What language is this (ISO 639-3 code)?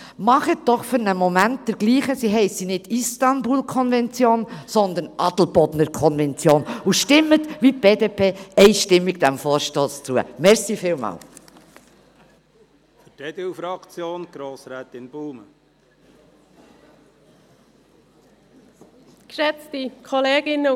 gsw